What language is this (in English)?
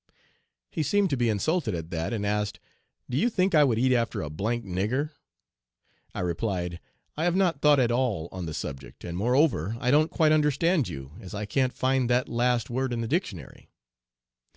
English